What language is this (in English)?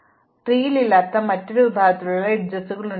Malayalam